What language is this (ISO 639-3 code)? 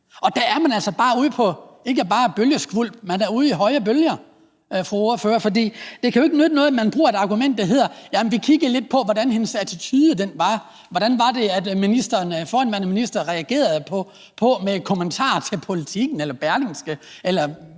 dan